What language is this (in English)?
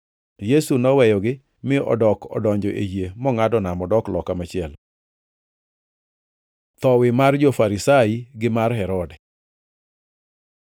Luo (Kenya and Tanzania)